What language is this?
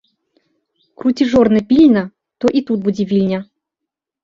Belarusian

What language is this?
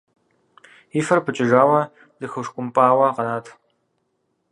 Kabardian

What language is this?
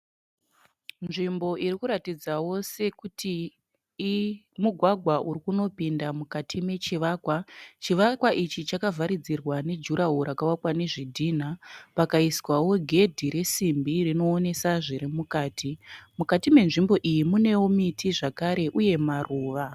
Shona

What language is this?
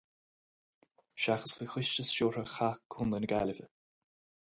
Irish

